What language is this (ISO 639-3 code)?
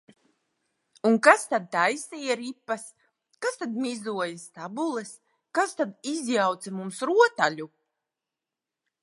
lav